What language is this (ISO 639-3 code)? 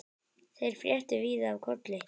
isl